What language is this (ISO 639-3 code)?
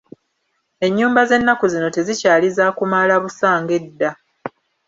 lug